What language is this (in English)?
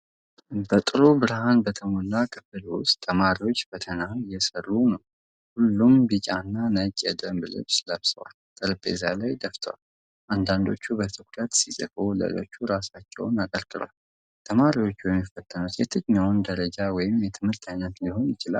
Amharic